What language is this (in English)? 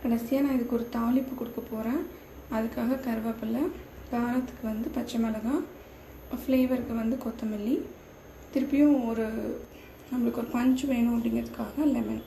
Romanian